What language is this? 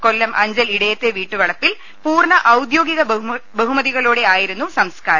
Malayalam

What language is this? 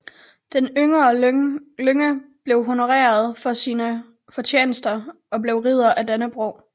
Danish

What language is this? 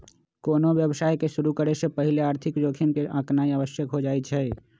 Magahi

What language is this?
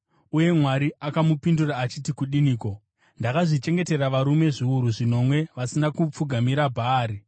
Shona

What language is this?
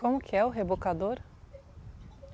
Portuguese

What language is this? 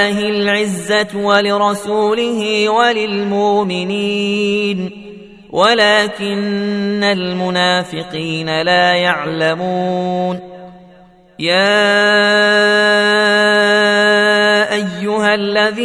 Arabic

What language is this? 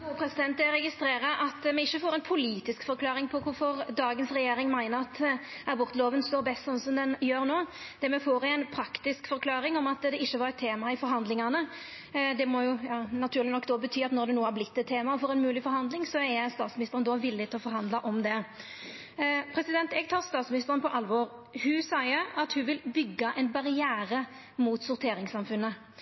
Norwegian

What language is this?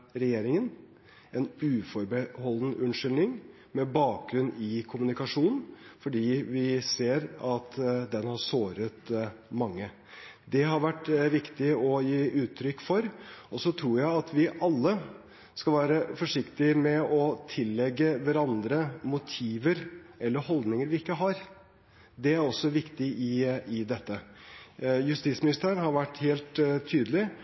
Norwegian Bokmål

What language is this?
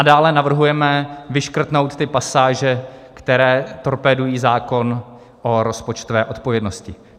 Czech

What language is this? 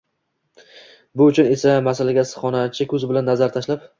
Uzbek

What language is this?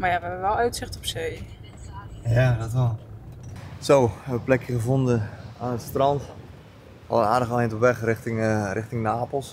Dutch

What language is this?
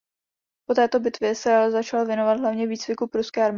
Czech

